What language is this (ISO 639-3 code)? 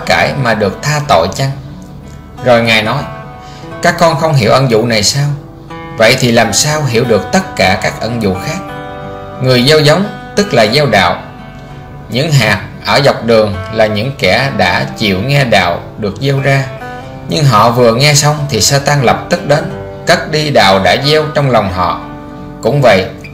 vie